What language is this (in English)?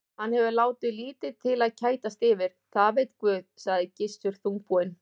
Icelandic